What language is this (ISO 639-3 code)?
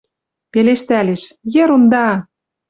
mrj